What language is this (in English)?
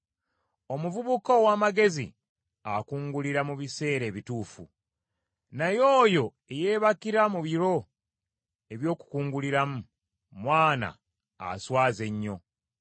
Ganda